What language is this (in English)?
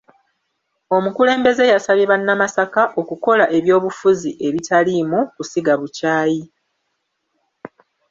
Ganda